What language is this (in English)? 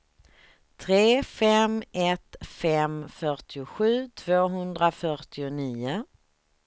Swedish